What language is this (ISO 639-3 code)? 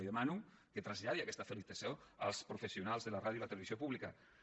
cat